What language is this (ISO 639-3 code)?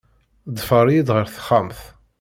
kab